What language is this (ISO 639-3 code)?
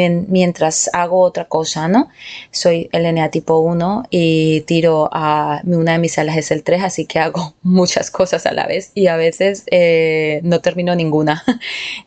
spa